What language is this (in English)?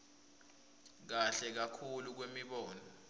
Swati